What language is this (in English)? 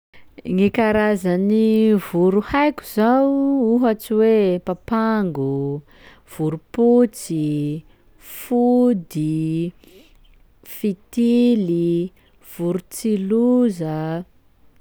Sakalava Malagasy